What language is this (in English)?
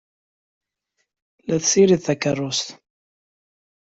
Kabyle